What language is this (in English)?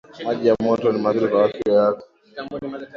Swahili